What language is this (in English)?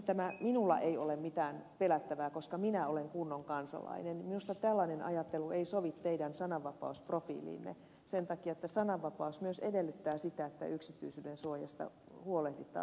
Finnish